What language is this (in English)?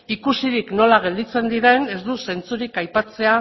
Basque